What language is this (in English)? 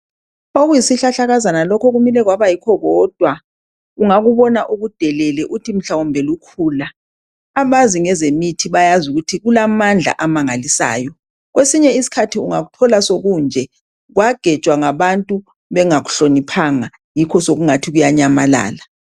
North Ndebele